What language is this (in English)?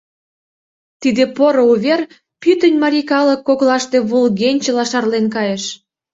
Mari